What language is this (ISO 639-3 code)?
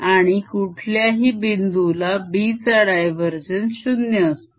mar